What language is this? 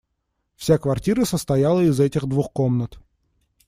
Russian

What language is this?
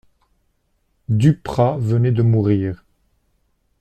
French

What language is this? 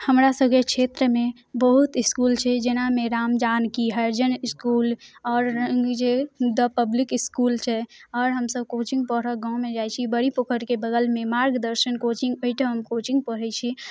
Maithili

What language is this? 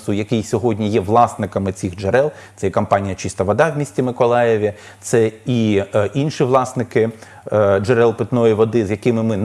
Ukrainian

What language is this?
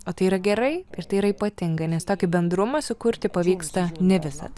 Lithuanian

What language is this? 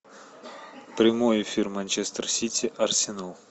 Russian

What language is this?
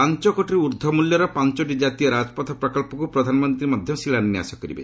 Odia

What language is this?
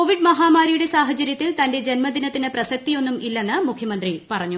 Malayalam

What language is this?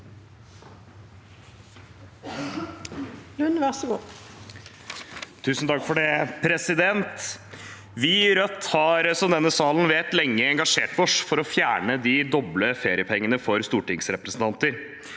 Norwegian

